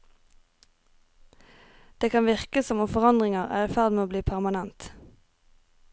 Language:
Norwegian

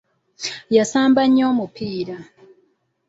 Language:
Ganda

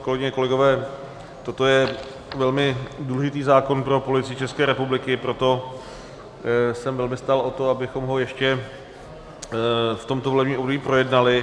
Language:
Czech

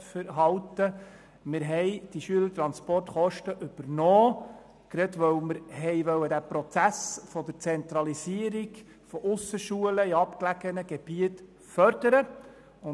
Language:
Swiss German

